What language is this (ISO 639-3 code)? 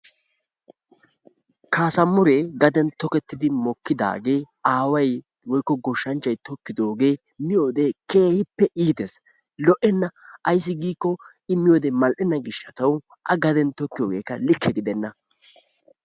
wal